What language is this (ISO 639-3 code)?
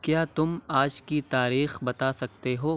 urd